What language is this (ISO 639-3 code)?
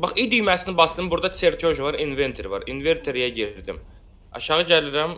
tur